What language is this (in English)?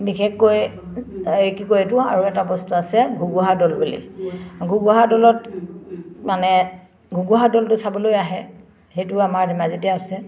Assamese